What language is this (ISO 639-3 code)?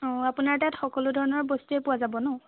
asm